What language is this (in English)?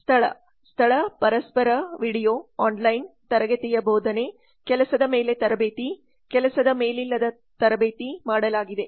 Kannada